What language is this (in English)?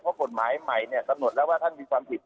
Thai